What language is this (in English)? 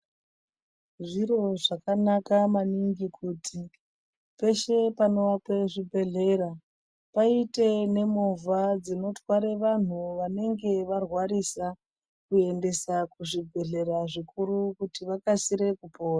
Ndau